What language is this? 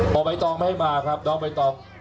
Thai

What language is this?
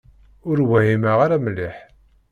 Kabyle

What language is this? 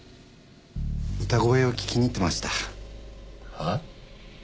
Japanese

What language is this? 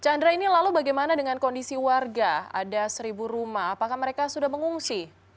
Indonesian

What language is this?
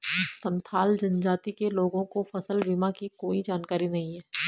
Hindi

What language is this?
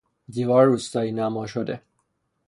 Persian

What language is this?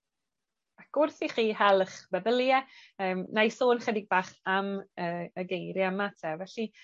Welsh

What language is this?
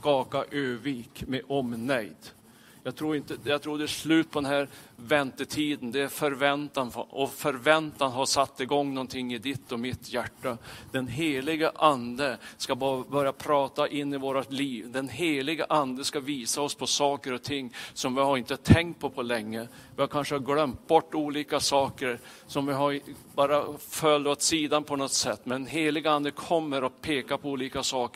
Swedish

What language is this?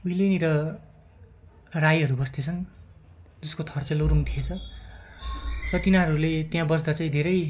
Nepali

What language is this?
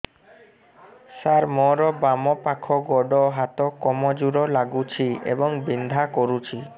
Odia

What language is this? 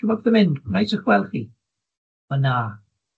Welsh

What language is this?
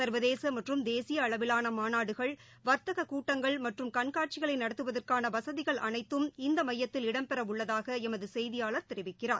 Tamil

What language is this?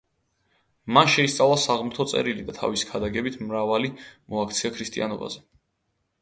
Georgian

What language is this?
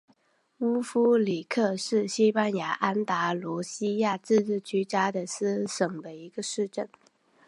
Chinese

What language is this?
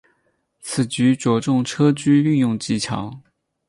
Chinese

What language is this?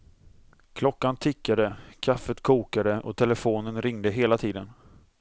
Swedish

